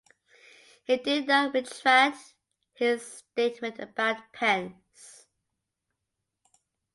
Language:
English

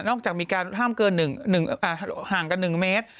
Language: Thai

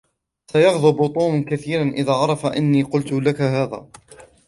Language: Arabic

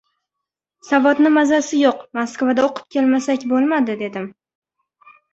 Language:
Uzbek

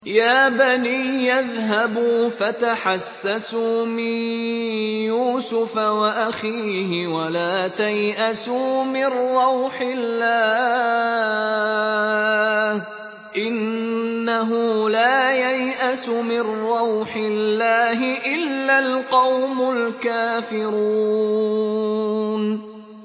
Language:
Arabic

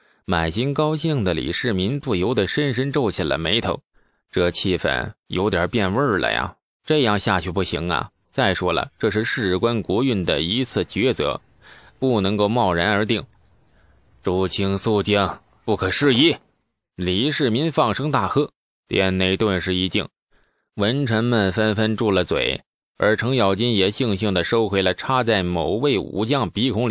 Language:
Chinese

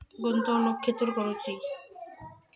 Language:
Marathi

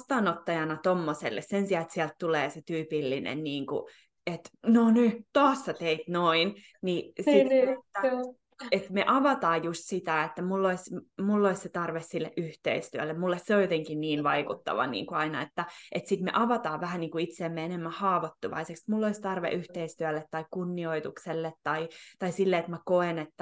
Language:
Finnish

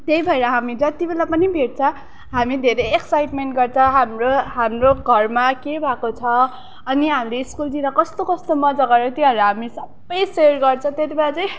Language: Nepali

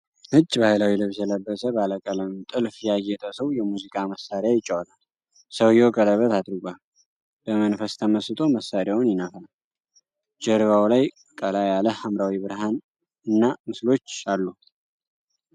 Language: Amharic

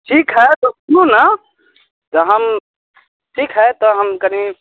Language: Maithili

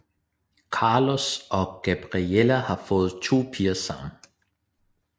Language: Danish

